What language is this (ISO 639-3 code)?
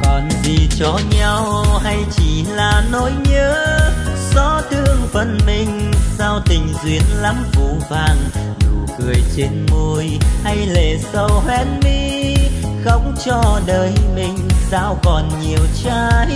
vie